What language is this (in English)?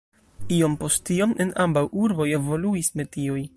Esperanto